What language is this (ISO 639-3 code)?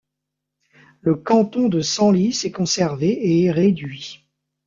fra